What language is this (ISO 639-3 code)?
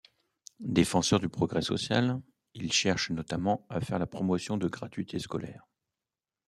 fra